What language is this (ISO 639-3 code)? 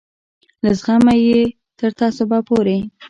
pus